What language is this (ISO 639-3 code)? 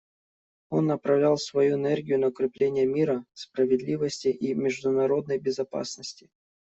rus